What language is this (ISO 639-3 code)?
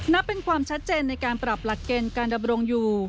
tha